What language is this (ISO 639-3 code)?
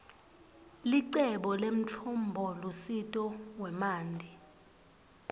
ssw